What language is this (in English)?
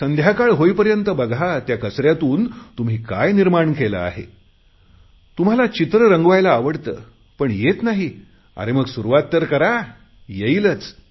Marathi